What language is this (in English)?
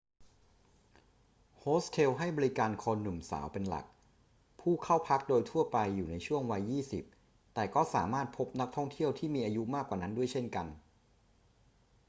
Thai